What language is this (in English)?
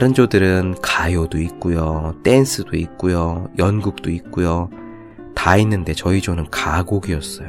Korean